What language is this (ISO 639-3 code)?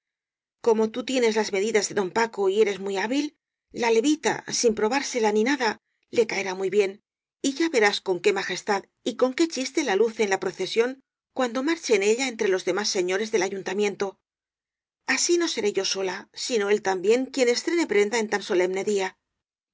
spa